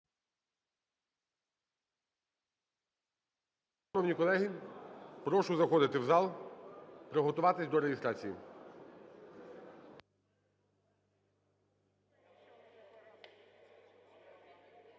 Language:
Ukrainian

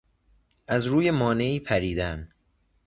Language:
Persian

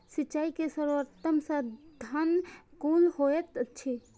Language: Maithili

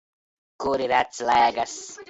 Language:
Latvian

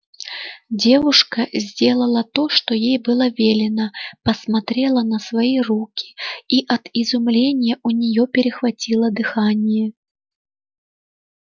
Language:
Russian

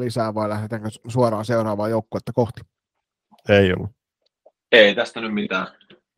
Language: Finnish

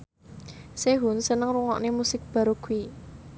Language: Javanese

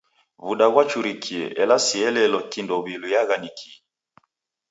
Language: Taita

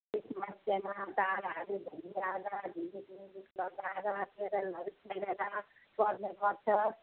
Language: Nepali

